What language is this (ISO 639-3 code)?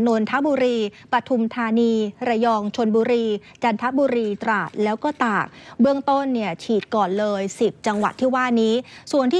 tha